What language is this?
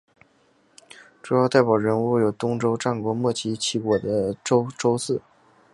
Chinese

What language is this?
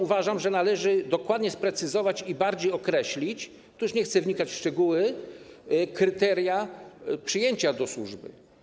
Polish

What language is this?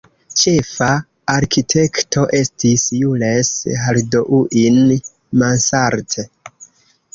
Esperanto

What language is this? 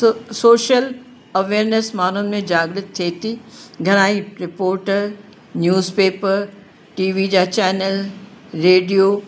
Sindhi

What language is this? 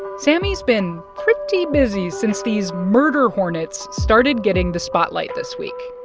English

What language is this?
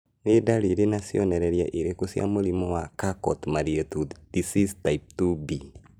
Kikuyu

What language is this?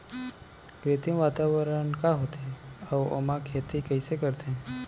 Chhattisgarhi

